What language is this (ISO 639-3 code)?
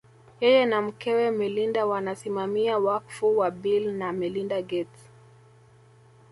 swa